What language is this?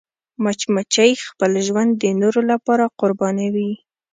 Pashto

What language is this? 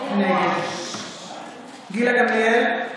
Hebrew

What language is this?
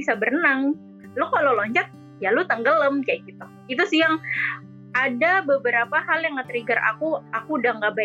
Indonesian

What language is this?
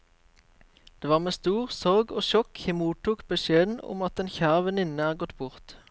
Norwegian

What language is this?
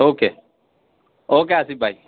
Urdu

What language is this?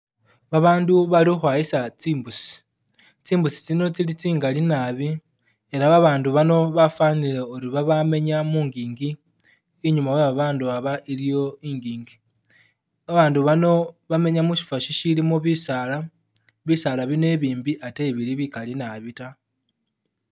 Masaaba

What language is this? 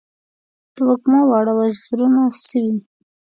Pashto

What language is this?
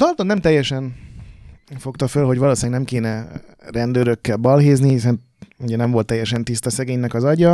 Hungarian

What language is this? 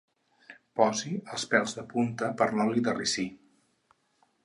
Catalan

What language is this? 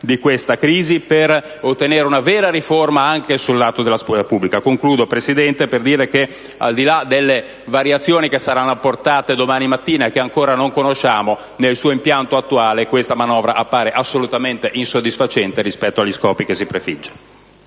Italian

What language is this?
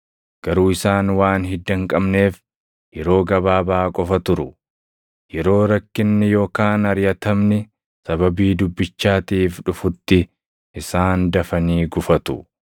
Oromo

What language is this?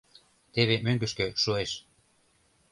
Mari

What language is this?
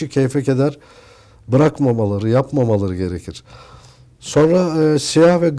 Turkish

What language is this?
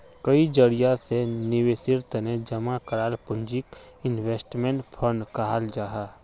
Magahi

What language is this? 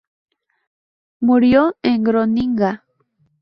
Spanish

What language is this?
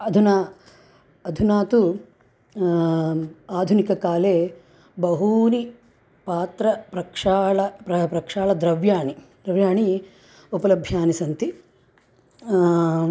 Sanskrit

